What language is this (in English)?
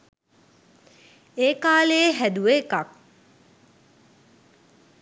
Sinhala